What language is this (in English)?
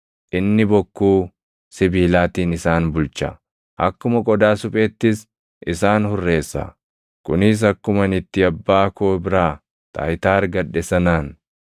Oromo